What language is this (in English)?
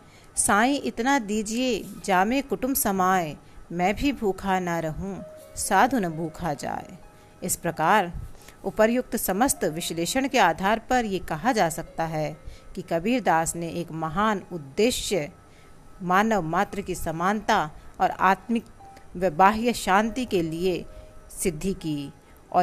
Hindi